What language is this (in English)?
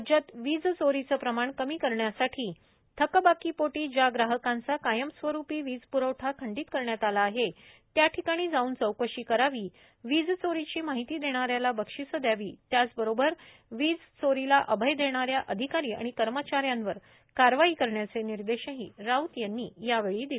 Marathi